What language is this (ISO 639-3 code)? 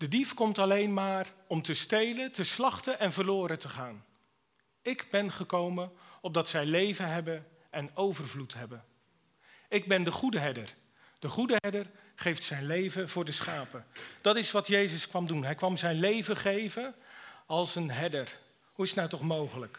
nld